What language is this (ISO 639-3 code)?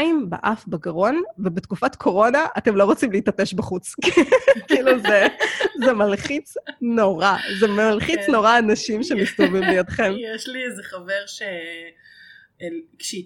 heb